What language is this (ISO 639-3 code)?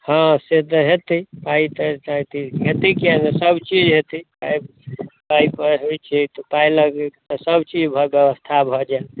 mai